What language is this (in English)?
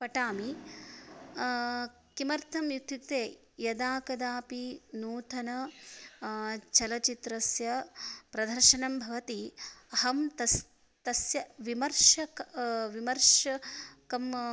Sanskrit